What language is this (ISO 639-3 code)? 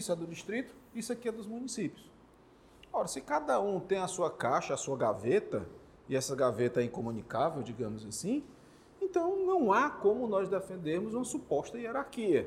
por